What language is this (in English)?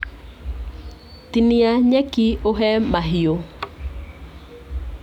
Kikuyu